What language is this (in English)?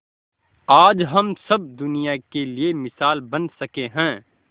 Hindi